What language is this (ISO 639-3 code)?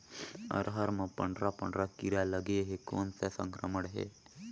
hne